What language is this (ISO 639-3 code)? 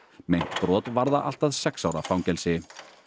isl